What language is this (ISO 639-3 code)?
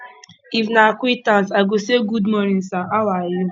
pcm